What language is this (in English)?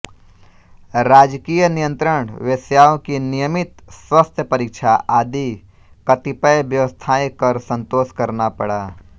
Hindi